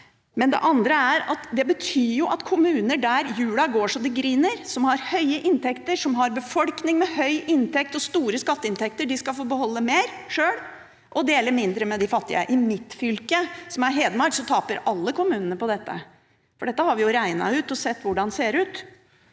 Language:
Norwegian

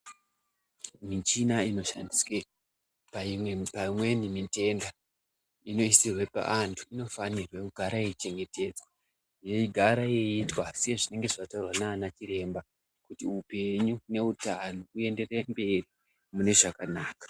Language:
Ndau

